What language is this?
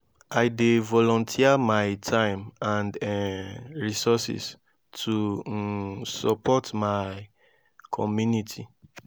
Nigerian Pidgin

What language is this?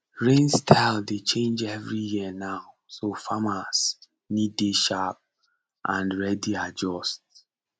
Nigerian Pidgin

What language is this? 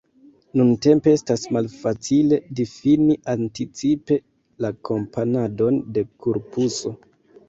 Esperanto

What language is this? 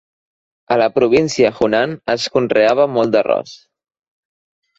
Catalan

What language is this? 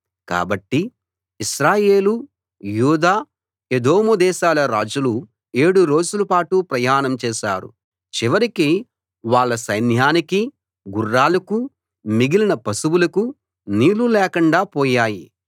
Telugu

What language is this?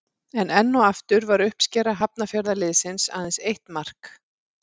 Icelandic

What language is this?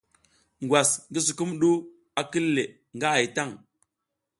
South Giziga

